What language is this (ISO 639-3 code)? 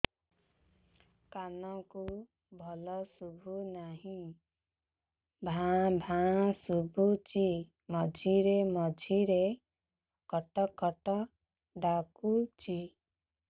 ori